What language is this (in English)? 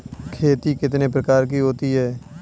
Hindi